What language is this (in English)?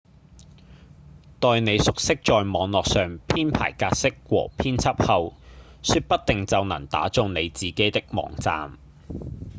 Cantonese